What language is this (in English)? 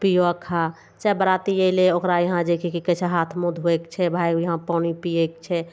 Maithili